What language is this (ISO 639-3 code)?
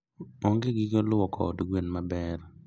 luo